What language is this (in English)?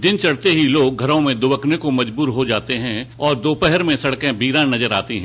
Hindi